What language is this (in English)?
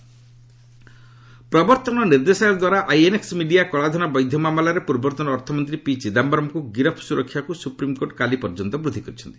Odia